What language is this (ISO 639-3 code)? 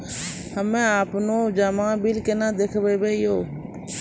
mai